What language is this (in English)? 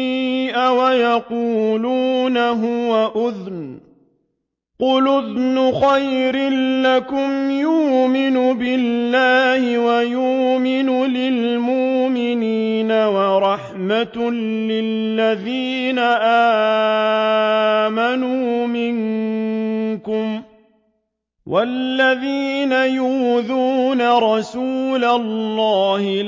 Arabic